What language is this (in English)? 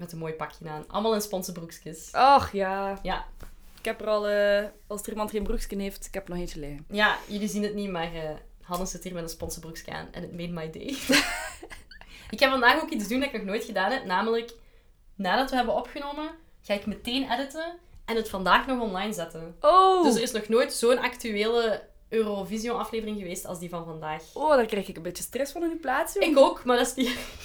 Dutch